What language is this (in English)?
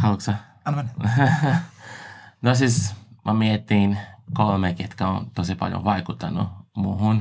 Finnish